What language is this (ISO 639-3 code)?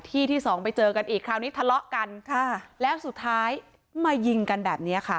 tha